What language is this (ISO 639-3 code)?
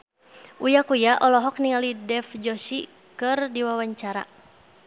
sun